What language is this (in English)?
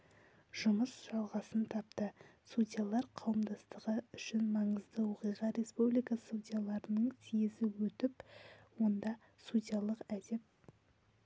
Kazakh